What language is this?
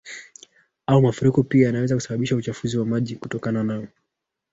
Swahili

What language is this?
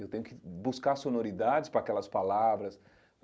Portuguese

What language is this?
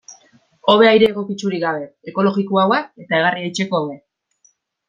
Basque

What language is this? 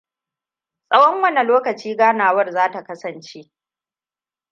Hausa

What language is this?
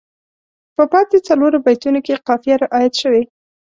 Pashto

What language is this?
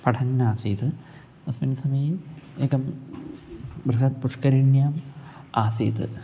Sanskrit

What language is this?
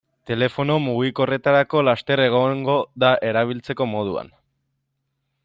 Basque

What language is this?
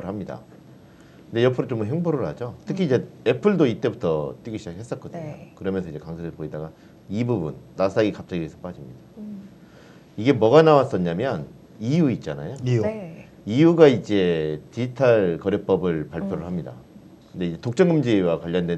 Korean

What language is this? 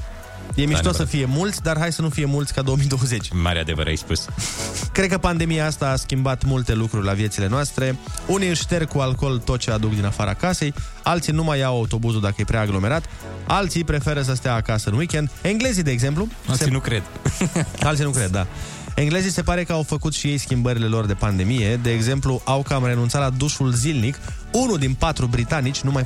Romanian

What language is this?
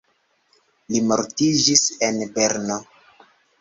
Esperanto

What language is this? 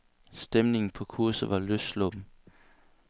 Danish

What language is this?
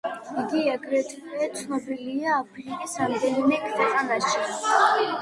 Georgian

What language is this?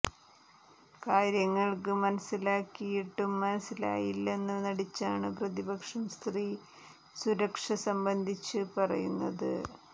Malayalam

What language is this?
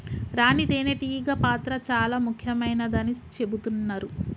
Telugu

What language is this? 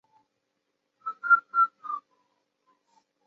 Chinese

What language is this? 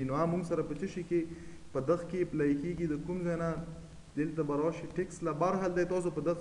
Romanian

